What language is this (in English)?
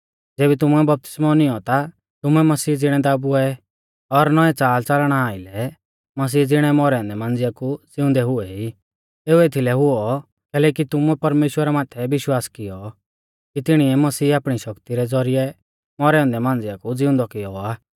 Mahasu Pahari